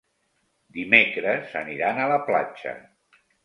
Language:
Catalan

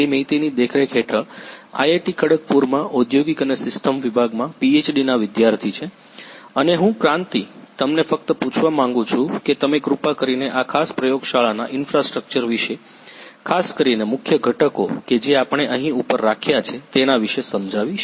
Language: Gujarati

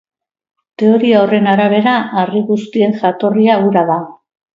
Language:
Basque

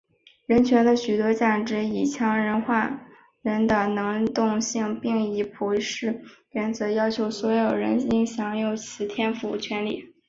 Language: Chinese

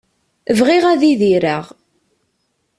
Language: Kabyle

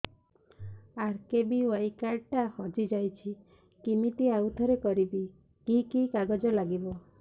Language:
Odia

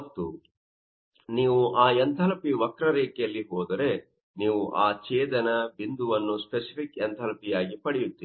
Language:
Kannada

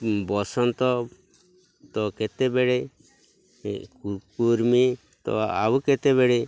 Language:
Odia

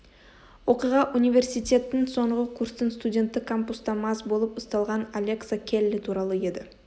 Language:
Kazakh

